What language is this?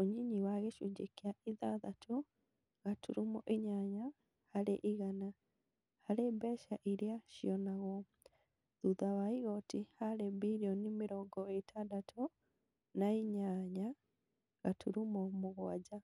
Kikuyu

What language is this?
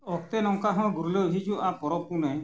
Santali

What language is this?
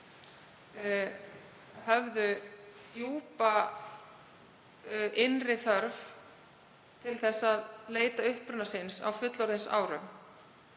Icelandic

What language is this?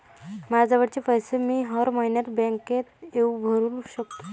Marathi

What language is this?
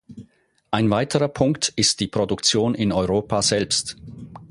German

